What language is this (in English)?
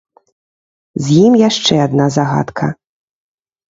Belarusian